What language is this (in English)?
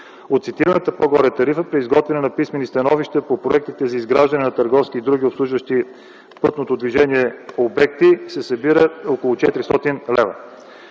Bulgarian